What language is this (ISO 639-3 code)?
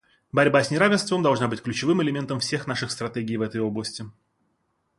rus